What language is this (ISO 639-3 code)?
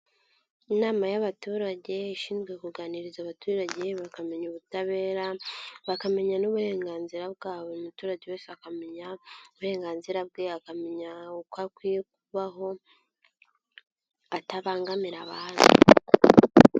kin